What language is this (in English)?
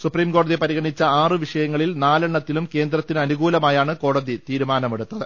Malayalam